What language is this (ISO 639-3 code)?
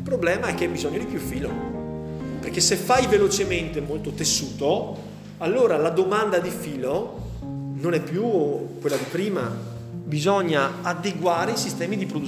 ita